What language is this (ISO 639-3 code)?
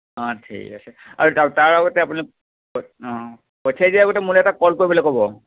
asm